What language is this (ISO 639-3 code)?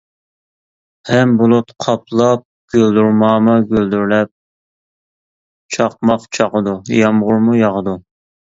uig